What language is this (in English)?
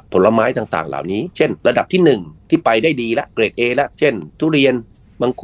Thai